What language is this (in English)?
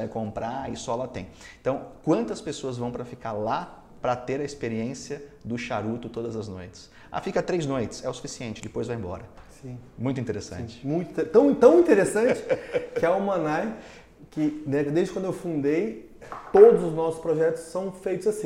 Portuguese